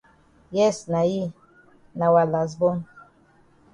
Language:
Cameroon Pidgin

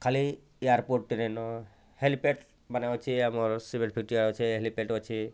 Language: Odia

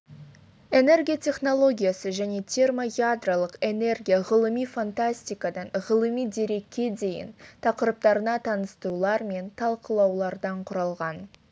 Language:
Kazakh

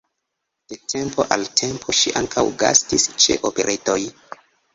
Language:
Esperanto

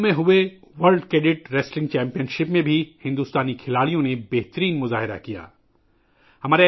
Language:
Urdu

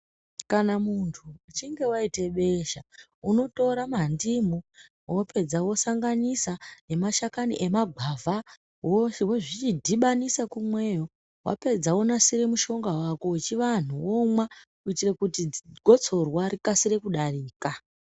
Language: Ndau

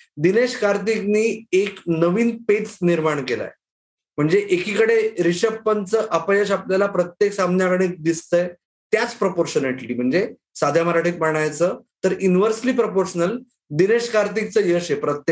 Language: Marathi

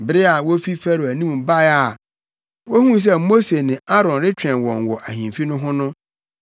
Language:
Akan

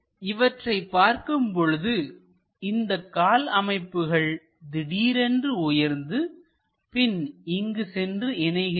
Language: Tamil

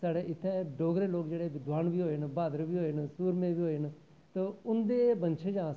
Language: Dogri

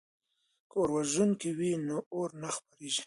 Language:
Pashto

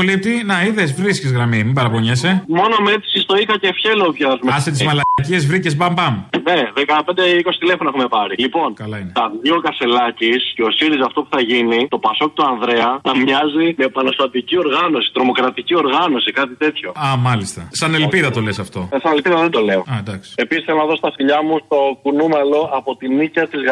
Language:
Greek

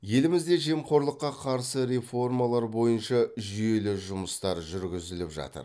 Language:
Kazakh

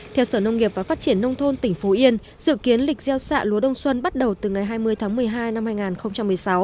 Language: Vietnamese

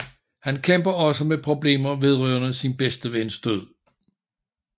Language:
Danish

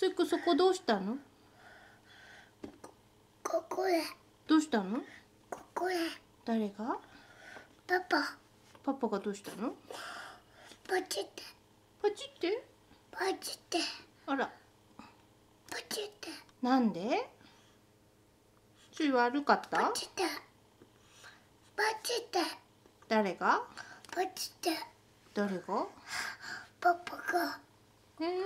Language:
Japanese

